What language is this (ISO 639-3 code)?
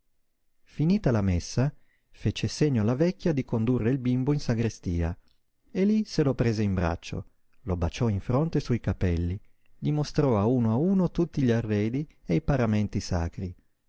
ita